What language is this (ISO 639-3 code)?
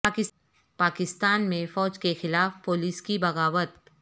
urd